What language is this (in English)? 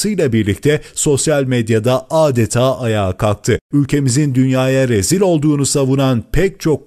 Turkish